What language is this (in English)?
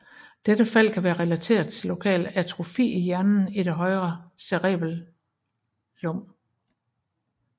Danish